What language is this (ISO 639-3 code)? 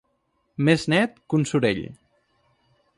cat